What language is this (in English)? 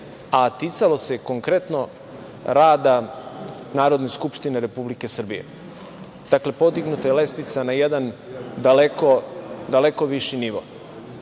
Serbian